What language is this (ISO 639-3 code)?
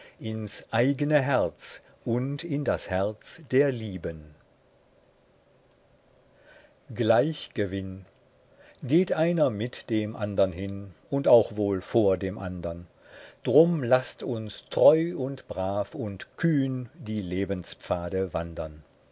deu